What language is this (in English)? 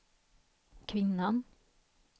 Swedish